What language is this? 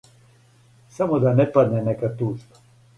Serbian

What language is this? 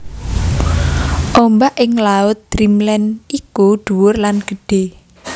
Javanese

